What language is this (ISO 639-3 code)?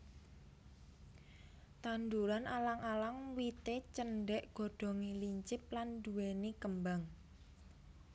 jav